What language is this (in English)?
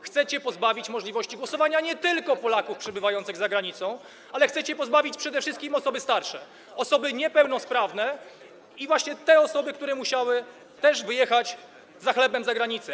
Polish